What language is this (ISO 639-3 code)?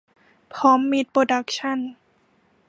tha